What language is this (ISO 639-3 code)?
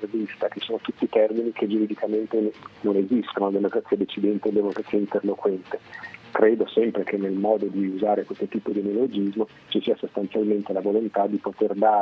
ita